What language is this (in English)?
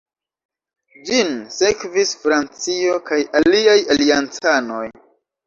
Esperanto